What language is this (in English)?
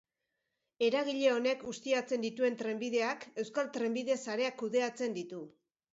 Basque